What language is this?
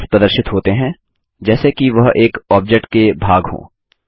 Hindi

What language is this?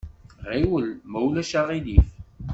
Kabyle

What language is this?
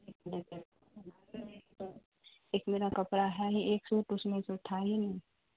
Urdu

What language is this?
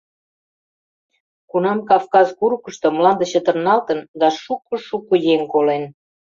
Mari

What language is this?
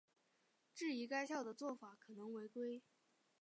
Chinese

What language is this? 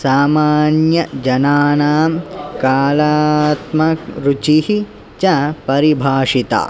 Sanskrit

